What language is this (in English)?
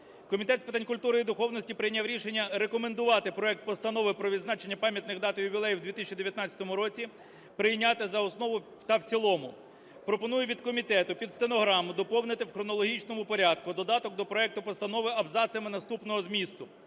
Ukrainian